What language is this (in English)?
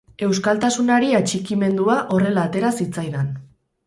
Basque